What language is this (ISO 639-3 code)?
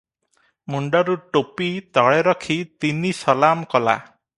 ori